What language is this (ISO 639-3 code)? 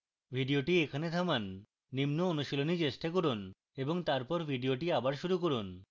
ben